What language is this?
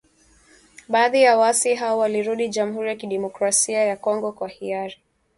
Swahili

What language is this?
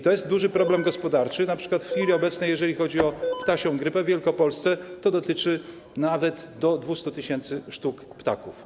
Polish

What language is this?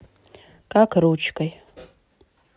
Russian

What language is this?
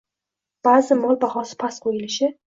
Uzbek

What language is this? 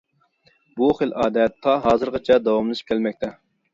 Uyghur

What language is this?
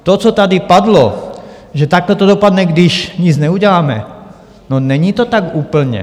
Czech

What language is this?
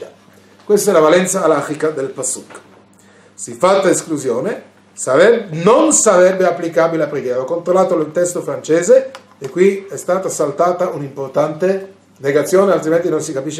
Italian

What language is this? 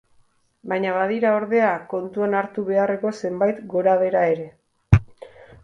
Basque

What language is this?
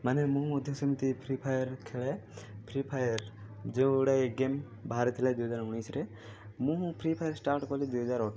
Odia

